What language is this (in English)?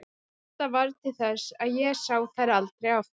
Icelandic